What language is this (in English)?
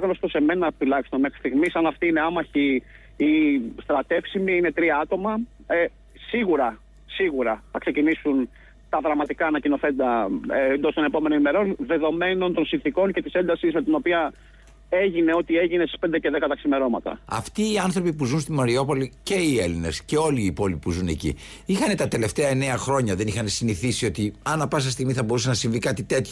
Greek